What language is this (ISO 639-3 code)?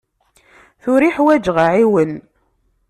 kab